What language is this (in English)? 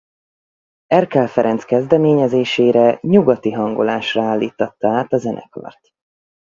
Hungarian